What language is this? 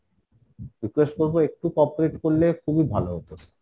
Bangla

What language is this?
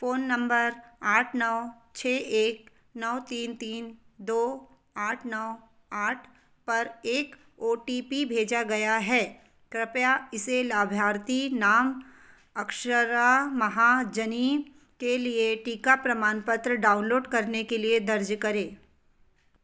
Hindi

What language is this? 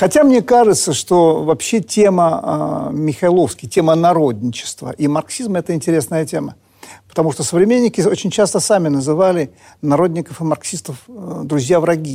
Russian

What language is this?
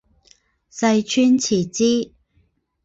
Chinese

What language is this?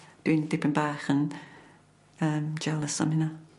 Welsh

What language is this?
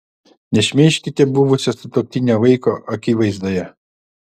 Lithuanian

